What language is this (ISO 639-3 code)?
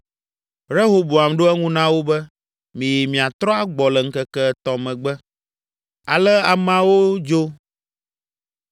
ewe